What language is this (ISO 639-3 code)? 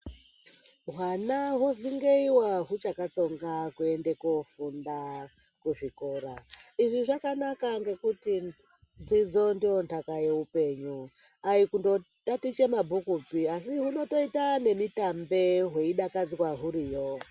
ndc